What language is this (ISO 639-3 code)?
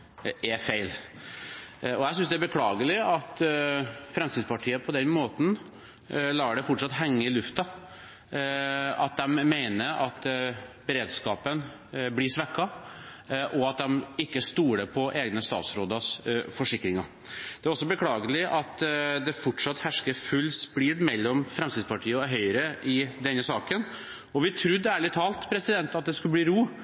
nob